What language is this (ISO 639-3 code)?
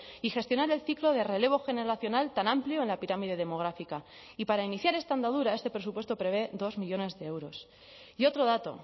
spa